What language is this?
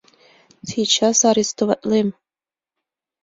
Mari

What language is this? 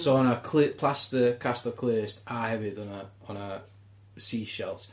Welsh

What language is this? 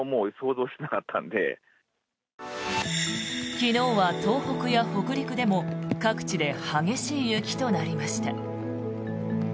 Japanese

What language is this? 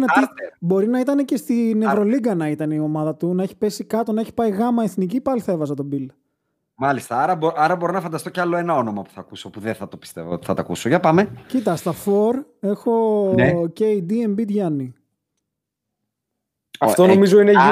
Greek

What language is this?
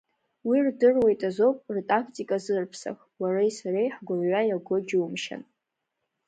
Abkhazian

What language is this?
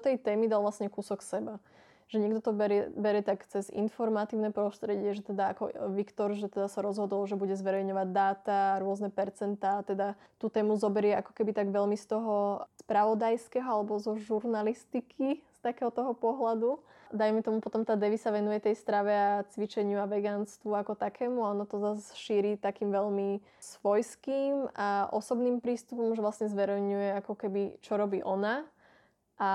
Slovak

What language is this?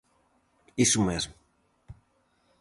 Galician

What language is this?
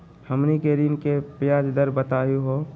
Magahi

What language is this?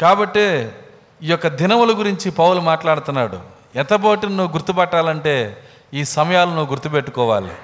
Telugu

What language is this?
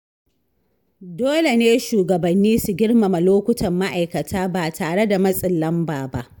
Hausa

